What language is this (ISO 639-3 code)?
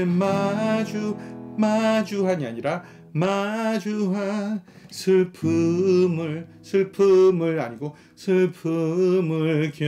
kor